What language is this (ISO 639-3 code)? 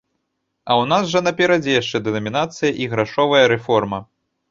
bel